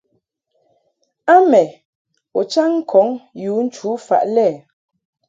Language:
Mungaka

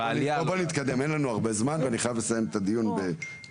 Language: Hebrew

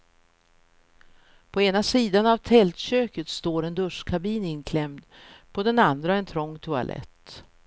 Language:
Swedish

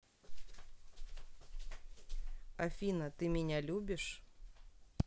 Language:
Russian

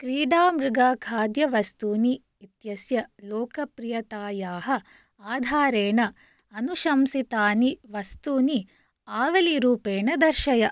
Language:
Sanskrit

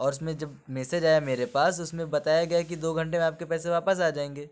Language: Urdu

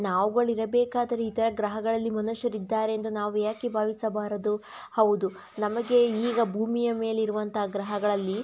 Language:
Kannada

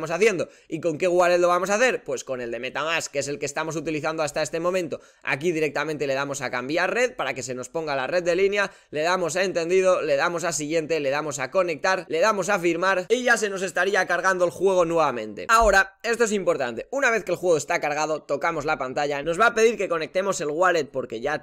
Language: Spanish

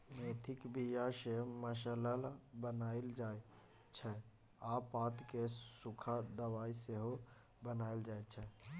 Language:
Maithili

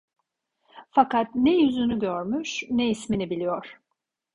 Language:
Turkish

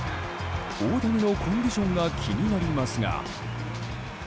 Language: Japanese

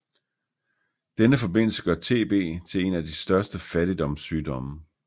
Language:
Danish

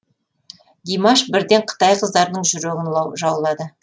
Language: Kazakh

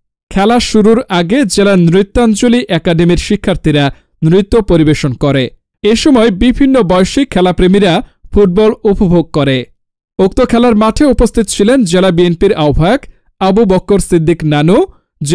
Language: Bangla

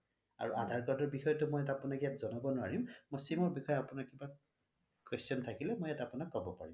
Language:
Assamese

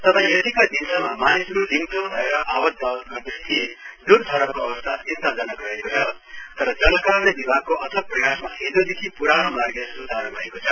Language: Nepali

